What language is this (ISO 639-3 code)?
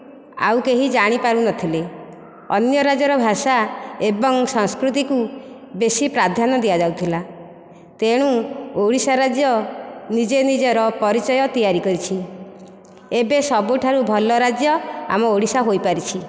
ori